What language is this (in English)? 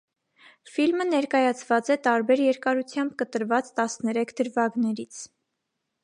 Armenian